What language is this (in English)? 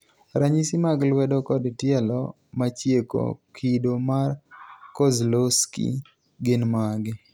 Luo (Kenya and Tanzania)